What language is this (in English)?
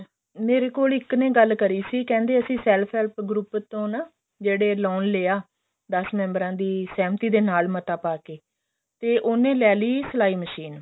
Punjabi